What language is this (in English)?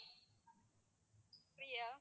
Tamil